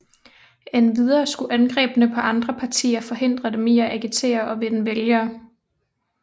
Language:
Danish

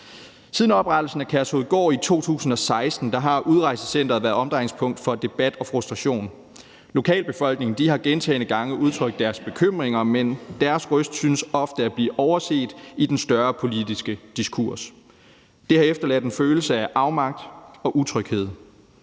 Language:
Danish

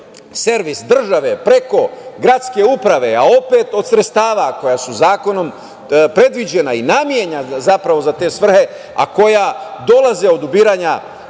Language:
Serbian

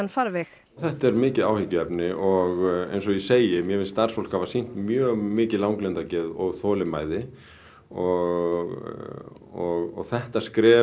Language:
Icelandic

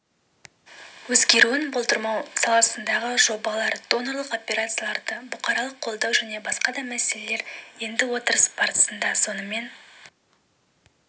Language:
Kazakh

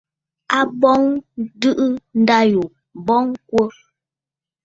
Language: Bafut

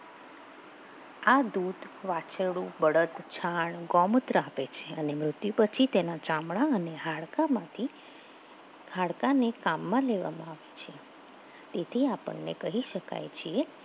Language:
Gujarati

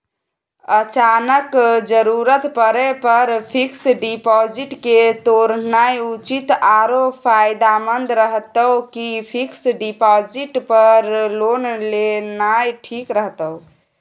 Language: Maithili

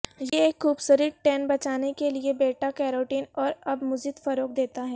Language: Urdu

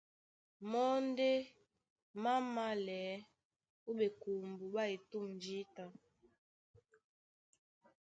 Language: Duala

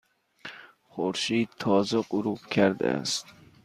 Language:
Persian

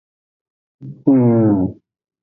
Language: Aja (Benin)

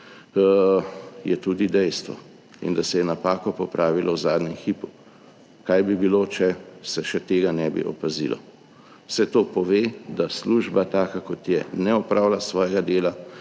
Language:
Slovenian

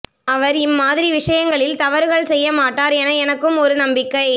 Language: Tamil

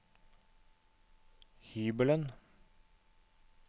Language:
Norwegian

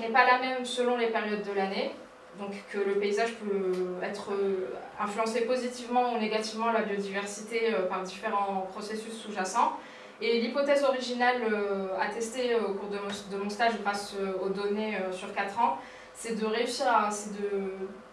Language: French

